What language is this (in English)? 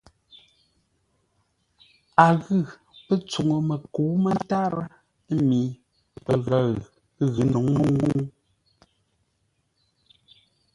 Ngombale